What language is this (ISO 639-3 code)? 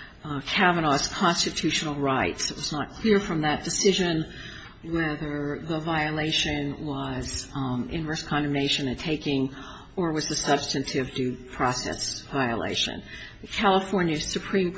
eng